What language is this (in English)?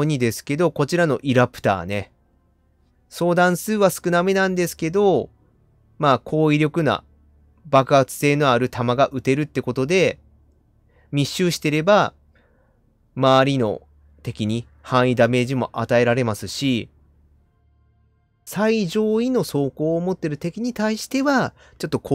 Japanese